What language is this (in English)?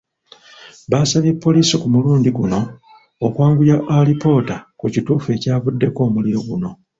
Ganda